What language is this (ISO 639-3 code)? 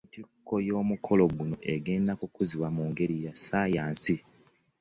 lug